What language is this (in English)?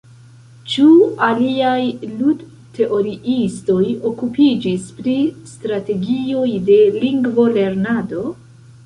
Esperanto